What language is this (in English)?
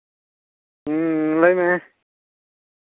Santali